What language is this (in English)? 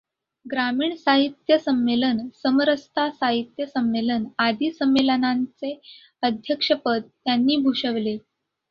Marathi